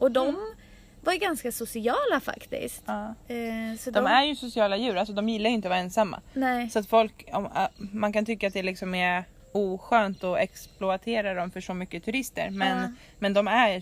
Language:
Swedish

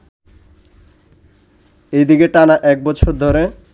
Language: Bangla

